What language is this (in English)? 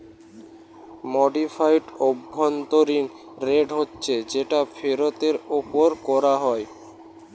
Bangla